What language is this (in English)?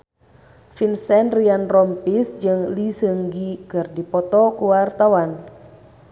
Sundanese